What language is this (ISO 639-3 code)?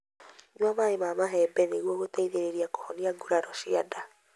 kik